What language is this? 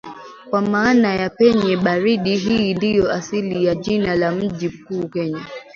Swahili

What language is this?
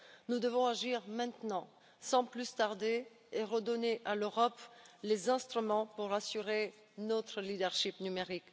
French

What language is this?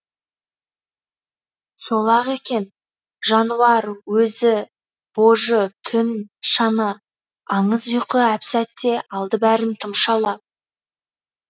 Kazakh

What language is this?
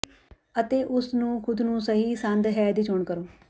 Punjabi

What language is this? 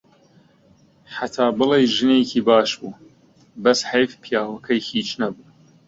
Central Kurdish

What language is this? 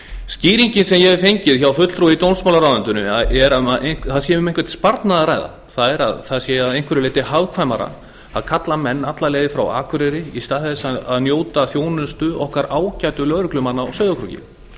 Icelandic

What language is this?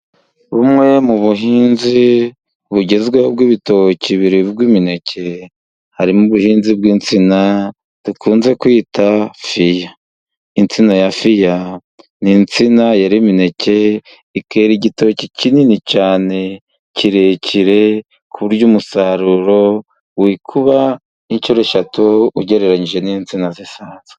Kinyarwanda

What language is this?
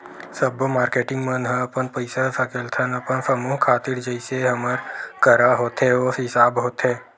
Chhattisgarhi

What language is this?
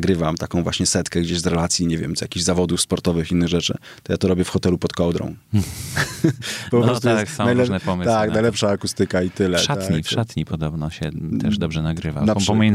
Polish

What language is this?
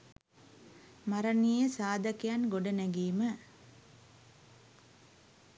Sinhala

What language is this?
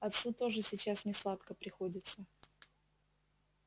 Russian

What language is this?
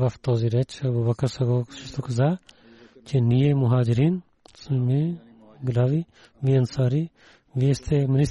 Bulgarian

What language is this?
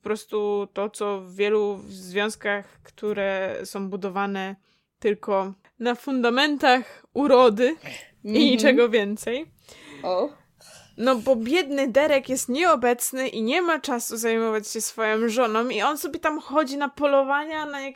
Polish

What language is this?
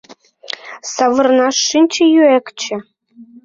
Mari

